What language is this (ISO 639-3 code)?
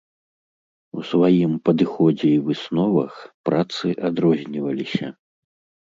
bel